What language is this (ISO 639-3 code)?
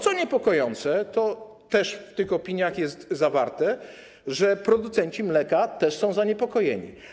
pol